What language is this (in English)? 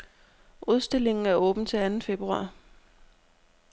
Danish